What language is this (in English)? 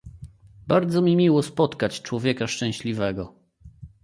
Polish